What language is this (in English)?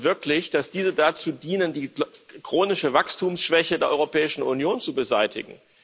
German